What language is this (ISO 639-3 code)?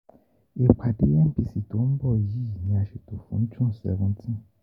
yor